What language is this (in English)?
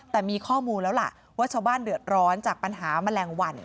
Thai